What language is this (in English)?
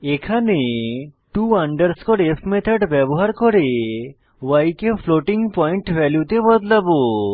Bangla